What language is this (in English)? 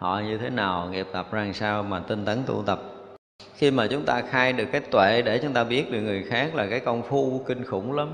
Vietnamese